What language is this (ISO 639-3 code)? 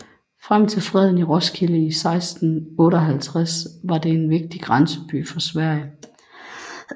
dan